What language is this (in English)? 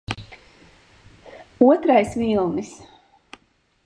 Latvian